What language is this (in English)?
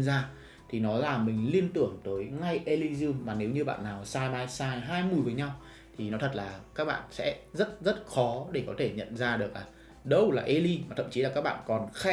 Vietnamese